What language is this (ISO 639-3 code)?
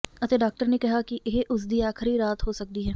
pan